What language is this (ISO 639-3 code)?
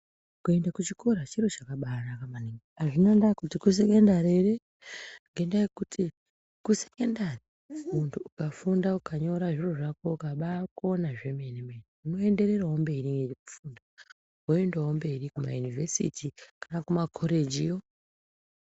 ndc